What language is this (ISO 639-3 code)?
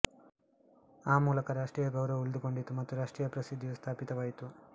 kan